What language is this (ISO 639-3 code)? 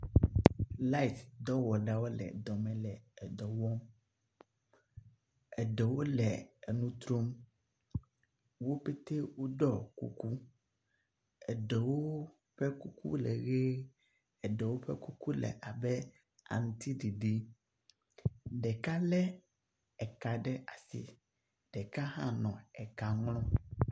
ewe